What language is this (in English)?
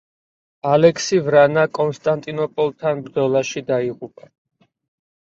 Georgian